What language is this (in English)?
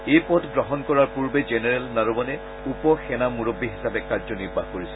Assamese